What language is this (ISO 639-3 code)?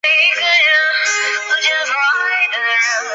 zho